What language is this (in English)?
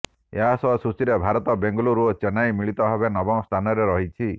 Odia